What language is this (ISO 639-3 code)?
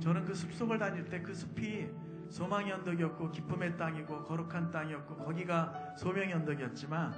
kor